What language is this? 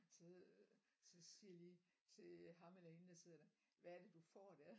Danish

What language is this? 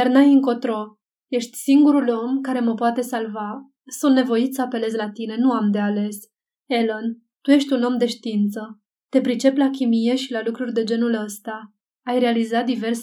Romanian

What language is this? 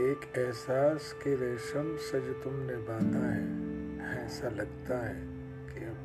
Hindi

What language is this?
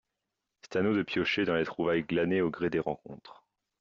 French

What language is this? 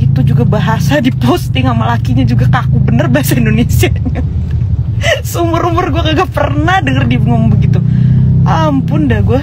Indonesian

